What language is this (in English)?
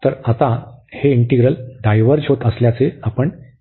Marathi